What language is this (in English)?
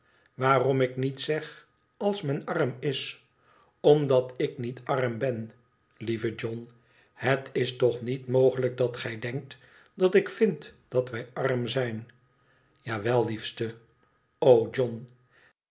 Dutch